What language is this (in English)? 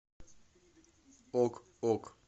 Russian